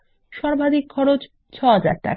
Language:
Bangla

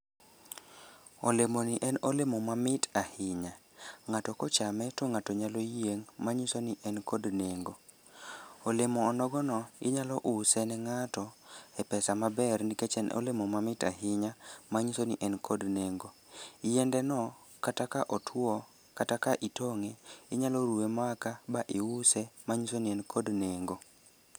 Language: Luo (Kenya and Tanzania)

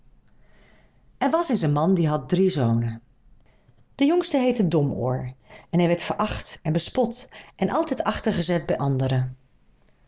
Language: Dutch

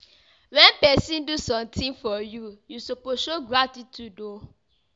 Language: Nigerian Pidgin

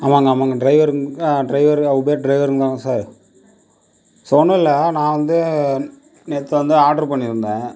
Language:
Tamil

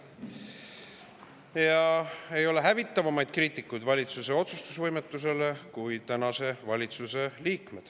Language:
Estonian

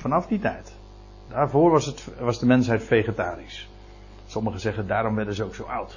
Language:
Dutch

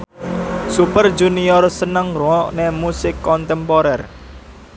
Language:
Javanese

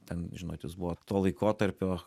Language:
Lithuanian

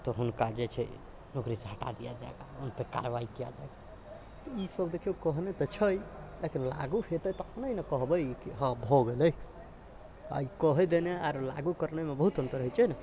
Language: Maithili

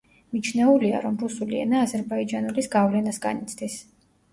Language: Georgian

